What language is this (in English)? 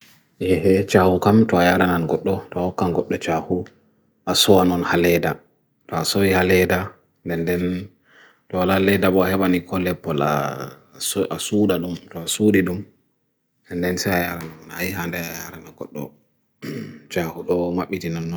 Bagirmi Fulfulde